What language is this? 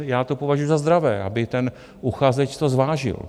Czech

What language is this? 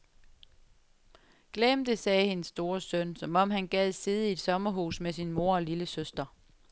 Danish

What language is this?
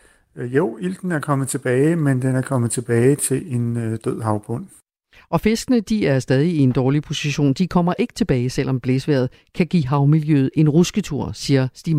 Danish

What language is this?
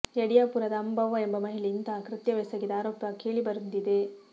Kannada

